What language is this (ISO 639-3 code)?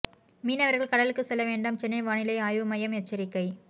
tam